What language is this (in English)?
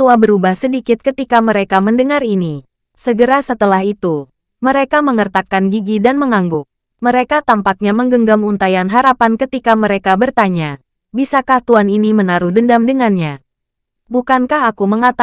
Indonesian